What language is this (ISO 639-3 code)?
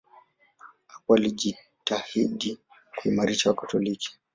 swa